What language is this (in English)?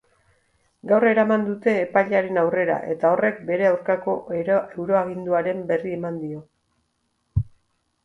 Basque